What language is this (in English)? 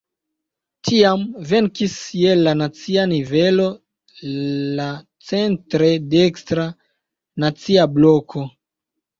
Esperanto